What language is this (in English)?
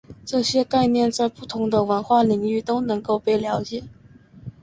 Chinese